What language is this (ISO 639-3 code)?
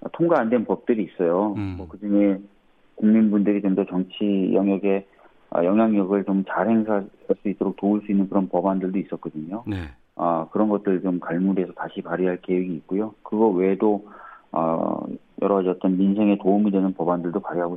kor